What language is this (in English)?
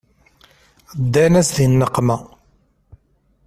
Kabyle